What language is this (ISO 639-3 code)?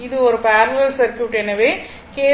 tam